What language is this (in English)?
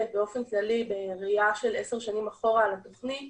Hebrew